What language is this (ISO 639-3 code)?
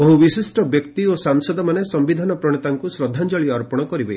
ori